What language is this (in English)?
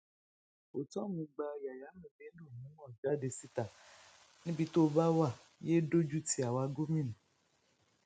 Yoruba